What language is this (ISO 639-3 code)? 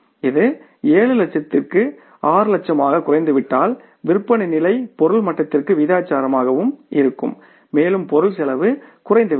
tam